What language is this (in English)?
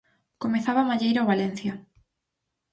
Galician